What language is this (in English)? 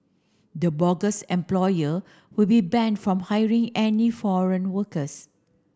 English